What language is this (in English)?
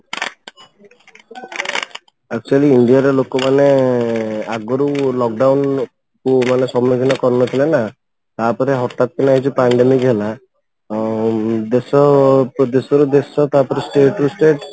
Odia